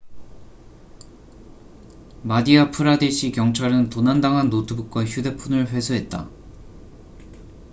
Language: Korean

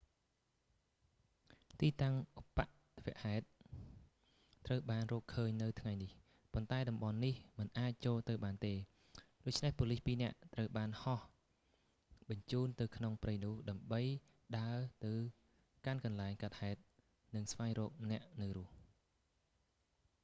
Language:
Khmer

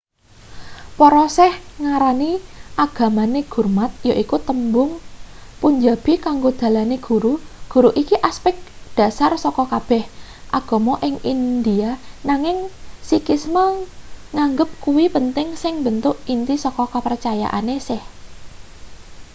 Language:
Javanese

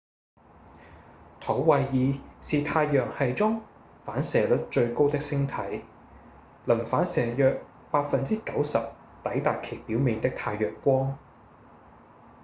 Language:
Cantonese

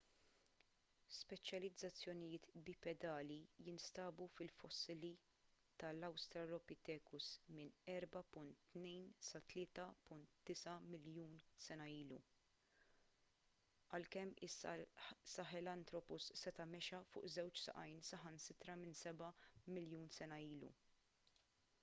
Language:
Maltese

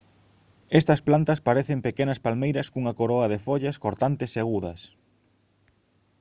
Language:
Galician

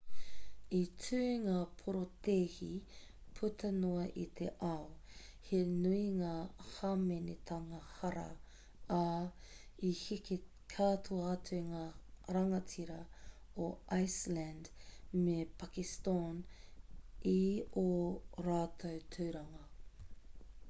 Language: Māori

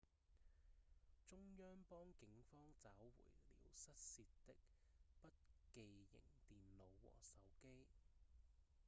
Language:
Cantonese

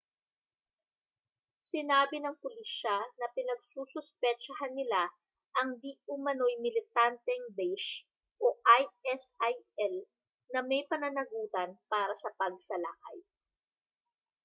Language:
Filipino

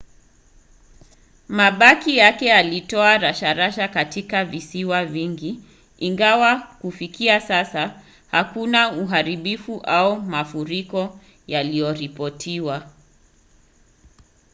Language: Swahili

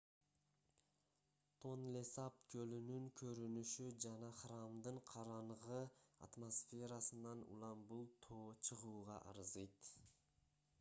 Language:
Kyrgyz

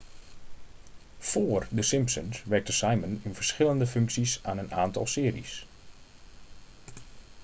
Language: Dutch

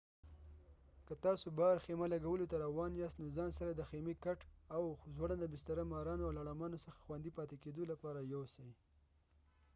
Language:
Pashto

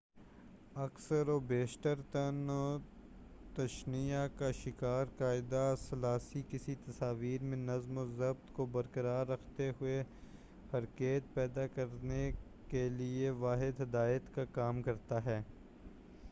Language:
Urdu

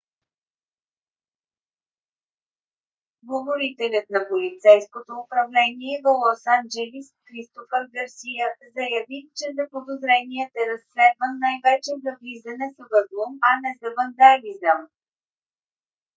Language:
Bulgarian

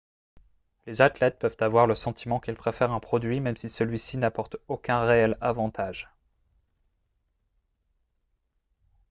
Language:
French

